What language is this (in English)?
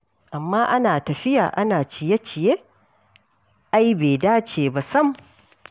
Hausa